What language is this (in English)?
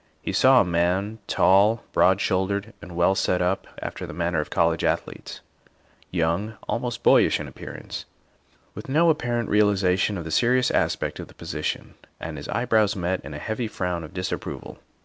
English